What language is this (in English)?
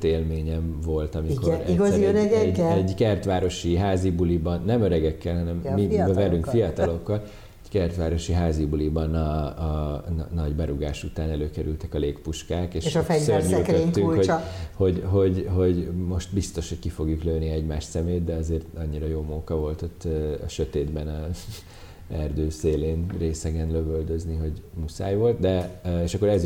Hungarian